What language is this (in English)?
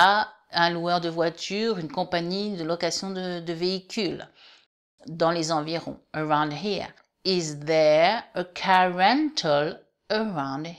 French